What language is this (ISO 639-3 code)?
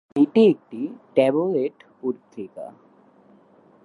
ben